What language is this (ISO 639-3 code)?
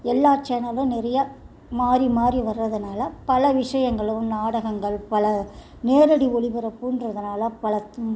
tam